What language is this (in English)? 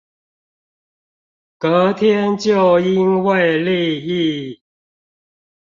Chinese